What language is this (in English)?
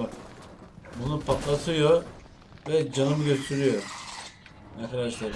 Turkish